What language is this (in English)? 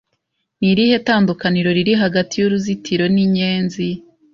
Kinyarwanda